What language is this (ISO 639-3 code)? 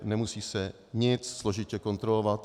ces